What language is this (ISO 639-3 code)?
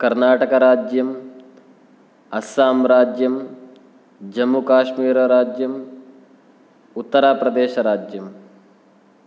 san